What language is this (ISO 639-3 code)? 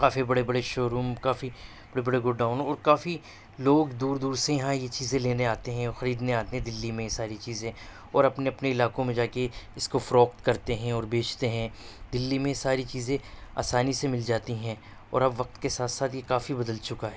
urd